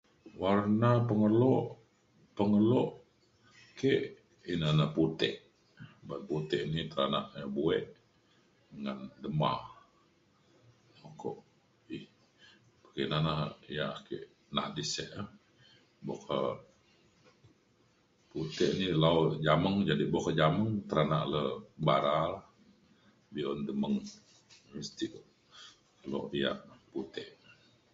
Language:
Mainstream Kenyah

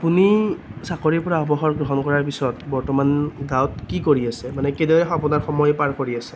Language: Assamese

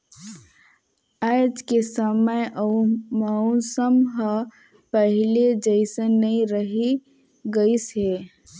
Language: Chhattisgarhi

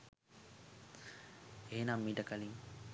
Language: Sinhala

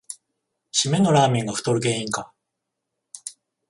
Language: Japanese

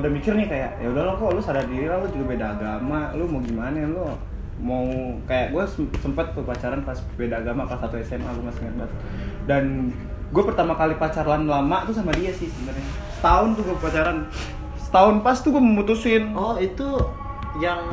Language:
Indonesian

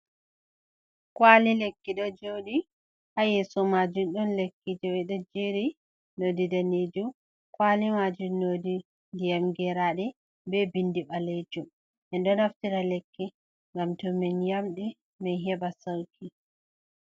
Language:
Fula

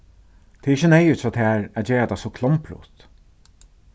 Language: Faroese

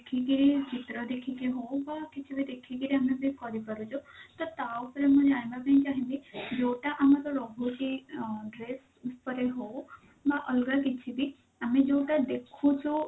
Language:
Odia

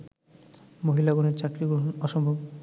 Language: Bangla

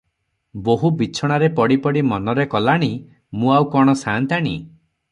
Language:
Odia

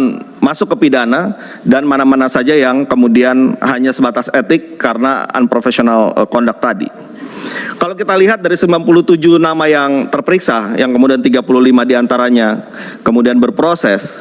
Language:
Indonesian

